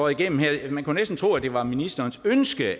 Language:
Danish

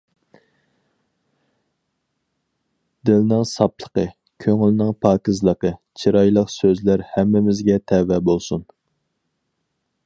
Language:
Uyghur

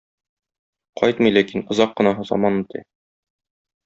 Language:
Tatar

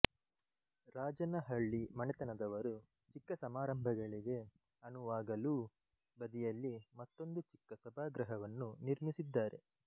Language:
Kannada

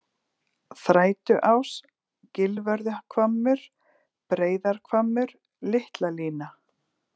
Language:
Icelandic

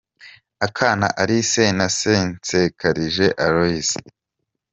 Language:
Kinyarwanda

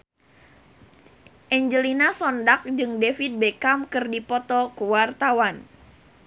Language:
Sundanese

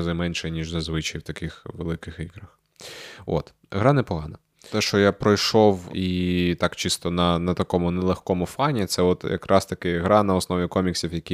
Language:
Ukrainian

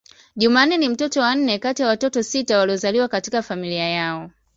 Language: Swahili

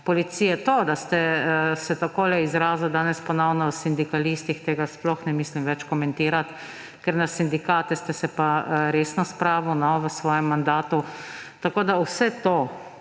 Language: Slovenian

